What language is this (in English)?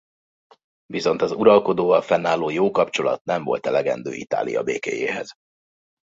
Hungarian